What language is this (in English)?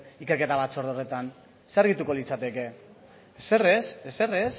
Basque